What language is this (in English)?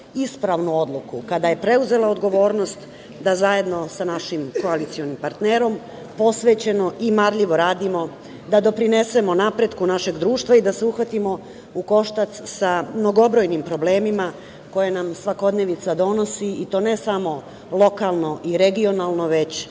Serbian